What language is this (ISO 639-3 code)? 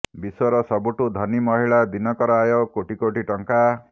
ori